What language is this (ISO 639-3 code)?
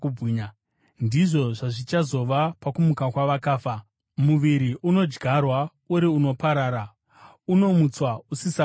sna